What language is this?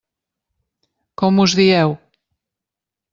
Catalan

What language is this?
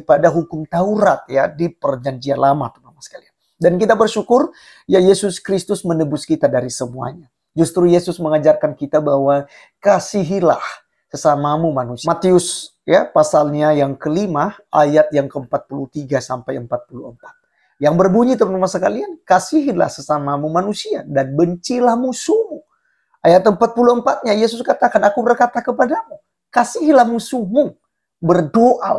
Indonesian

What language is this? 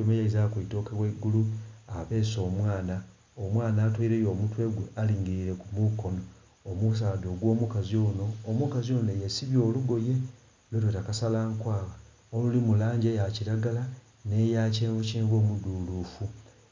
Soga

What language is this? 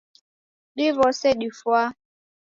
Taita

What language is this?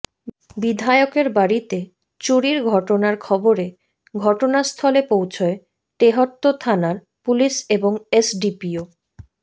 Bangla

